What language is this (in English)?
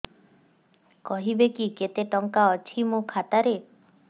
Odia